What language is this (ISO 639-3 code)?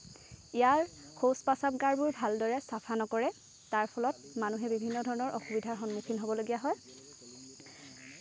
asm